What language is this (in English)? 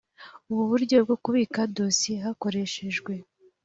Kinyarwanda